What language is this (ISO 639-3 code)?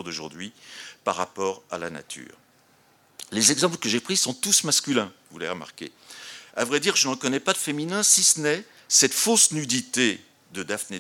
fra